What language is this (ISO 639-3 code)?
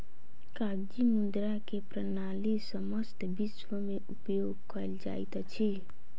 mai